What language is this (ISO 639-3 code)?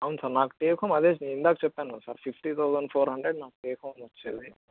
tel